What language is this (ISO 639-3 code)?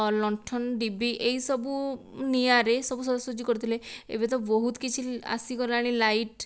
ori